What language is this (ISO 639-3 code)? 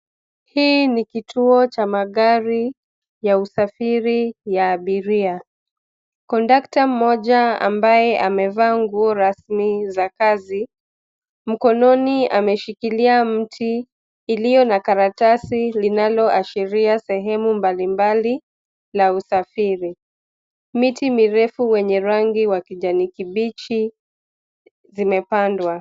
swa